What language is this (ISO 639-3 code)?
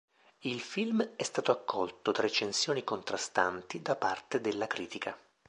ita